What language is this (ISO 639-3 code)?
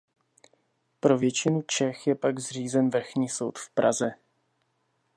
ces